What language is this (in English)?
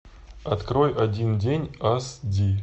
Russian